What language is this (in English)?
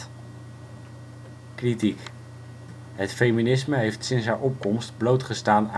Dutch